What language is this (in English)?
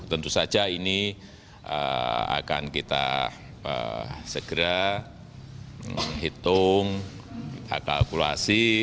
Indonesian